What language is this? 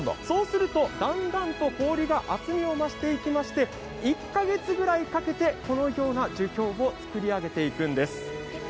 Japanese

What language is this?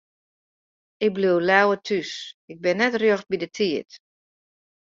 Western Frisian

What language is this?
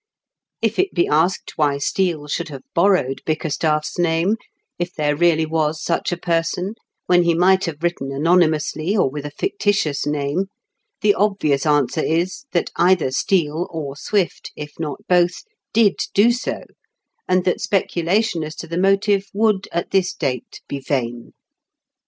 English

